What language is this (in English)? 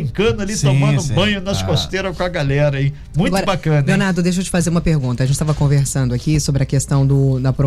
Portuguese